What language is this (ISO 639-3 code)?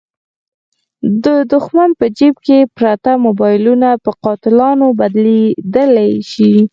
pus